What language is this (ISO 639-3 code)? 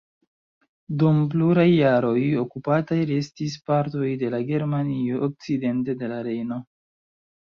epo